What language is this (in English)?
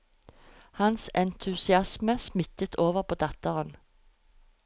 Norwegian